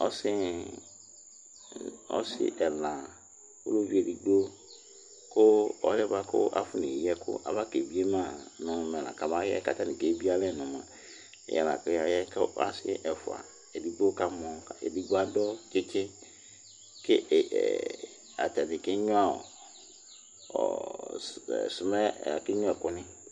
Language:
Ikposo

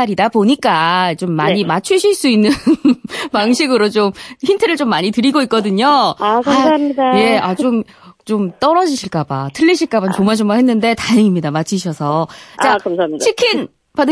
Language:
Korean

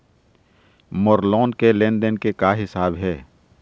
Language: Chhattisgarhi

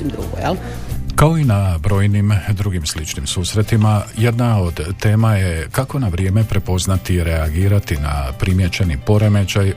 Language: Croatian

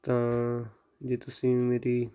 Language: Punjabi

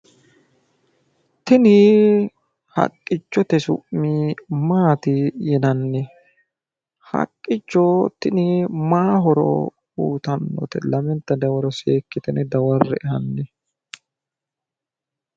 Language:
Sidamo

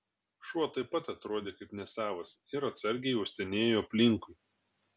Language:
Lithuanian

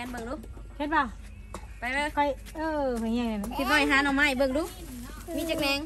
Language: Thai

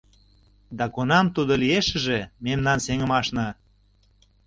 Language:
Mari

